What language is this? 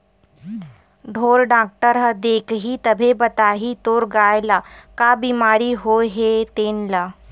Chhattisgarhi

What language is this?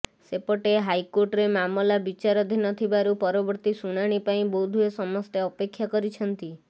Odia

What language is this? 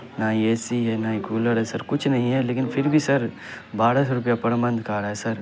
Urdu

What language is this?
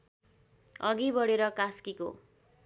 Nepali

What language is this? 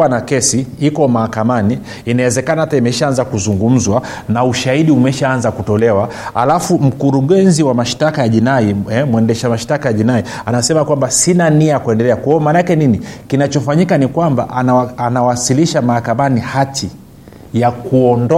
Swahili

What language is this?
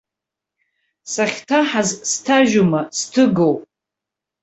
Abkhazian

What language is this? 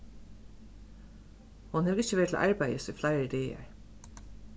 Faroese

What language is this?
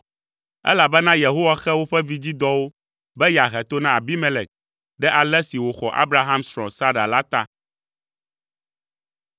Ewe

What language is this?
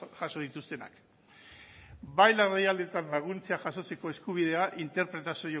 Basque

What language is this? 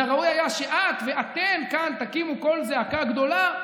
Hebrew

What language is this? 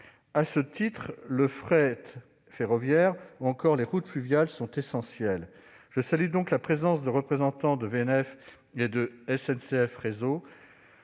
French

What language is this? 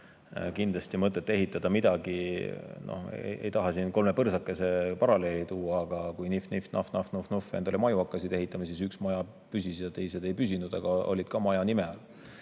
Estonian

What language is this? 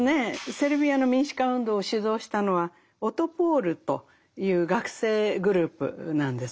Japanese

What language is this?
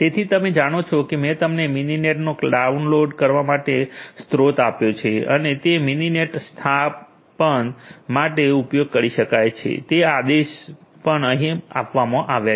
Gujarati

